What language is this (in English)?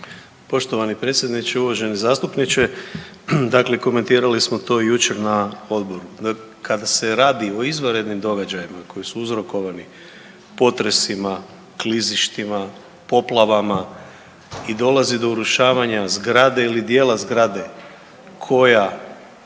Croatian